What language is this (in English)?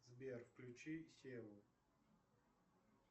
Russian